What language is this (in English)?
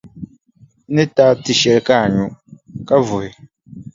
Dagbani